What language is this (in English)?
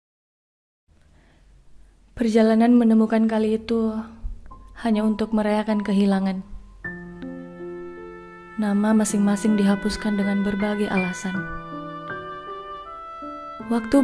Indonesian